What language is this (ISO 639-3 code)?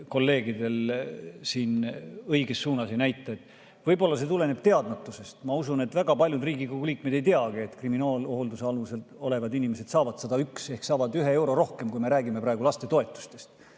est